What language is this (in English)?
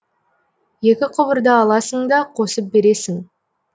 Kazakh